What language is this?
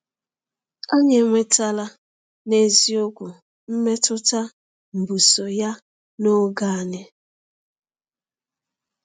Igbo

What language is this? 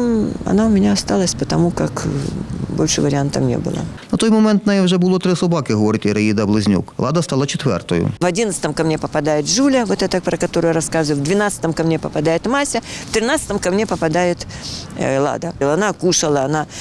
Ukrainian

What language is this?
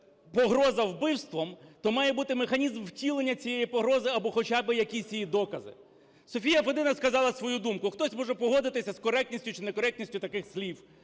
Ukrainian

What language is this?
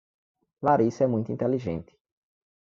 Portuguese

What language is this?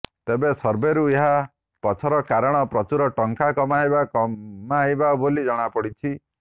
Odia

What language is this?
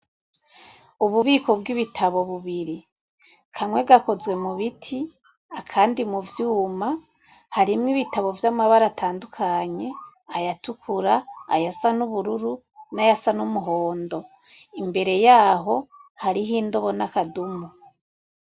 Rundi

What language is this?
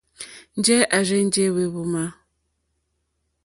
Mokpwe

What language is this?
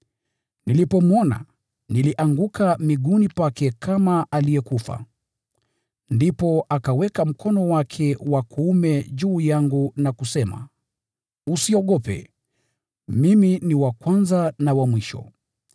Swahili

